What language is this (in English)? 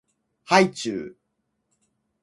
Japanese